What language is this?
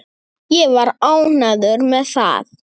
Icelandic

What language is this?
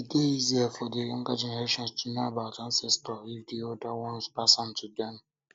Nigerian Pidgin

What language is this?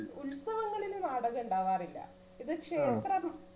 Malayalam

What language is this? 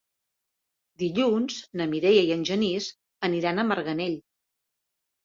Catalan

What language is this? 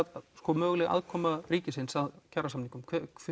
Icelandic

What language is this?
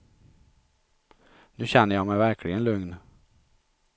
Swedish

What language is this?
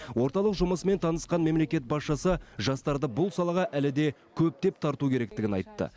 Kazakh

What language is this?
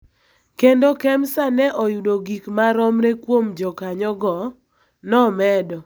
Luo (Kenya and Tanzania)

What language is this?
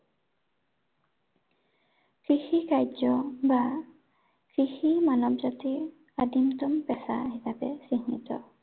Assamese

